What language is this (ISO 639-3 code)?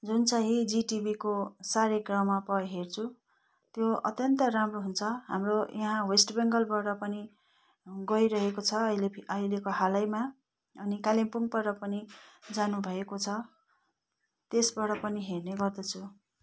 nep